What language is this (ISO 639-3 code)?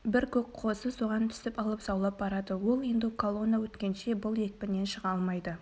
kaz